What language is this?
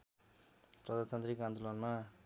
Nepali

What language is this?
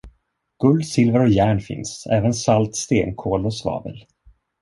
Swedish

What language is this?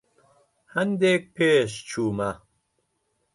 Central Kurdish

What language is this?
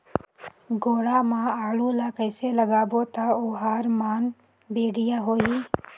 Chhattisgarhi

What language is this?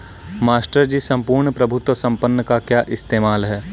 Hindi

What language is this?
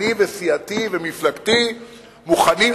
Hebrew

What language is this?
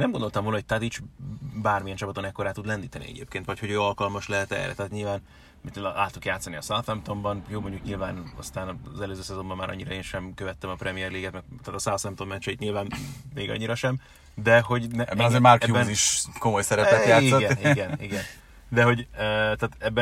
Hungarian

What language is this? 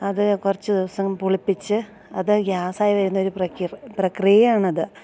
Malayalam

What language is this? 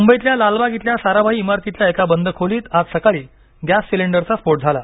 Marathi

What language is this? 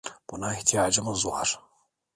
Turkish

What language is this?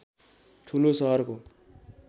Nepali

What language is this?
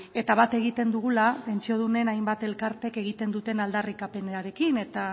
Basque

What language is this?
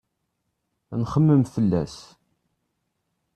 Kabyle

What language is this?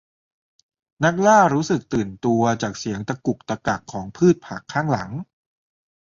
Thai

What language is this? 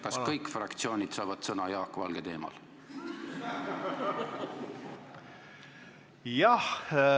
Estonian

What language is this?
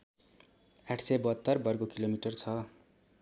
Nepali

